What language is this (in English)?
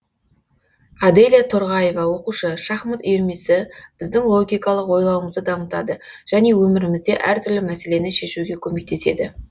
Kazakh